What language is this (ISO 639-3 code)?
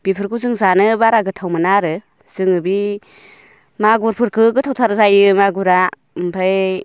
brx